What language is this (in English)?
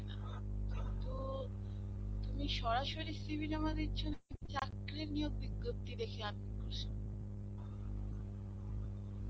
Bangla